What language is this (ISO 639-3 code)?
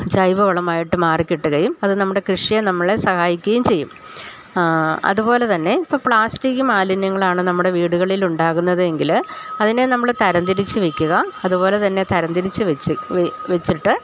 mal